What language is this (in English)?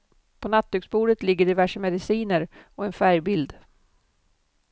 Swedish